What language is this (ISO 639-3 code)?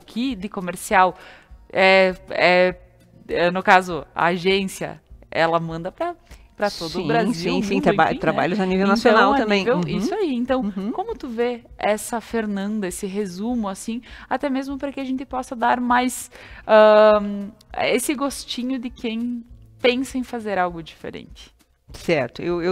por